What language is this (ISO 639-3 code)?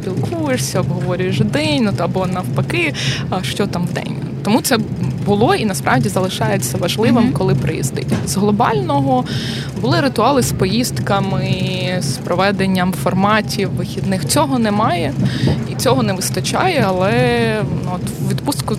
ukr